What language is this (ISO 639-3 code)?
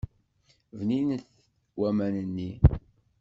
kab